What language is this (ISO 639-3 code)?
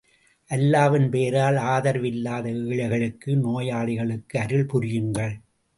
tam